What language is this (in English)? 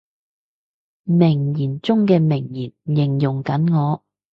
Cantonese